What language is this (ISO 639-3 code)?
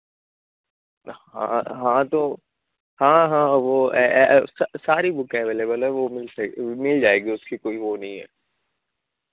urd